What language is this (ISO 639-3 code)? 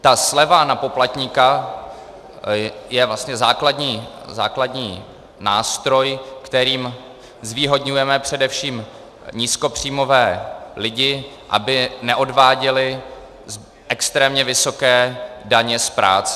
ces